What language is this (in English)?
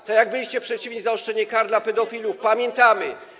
Polish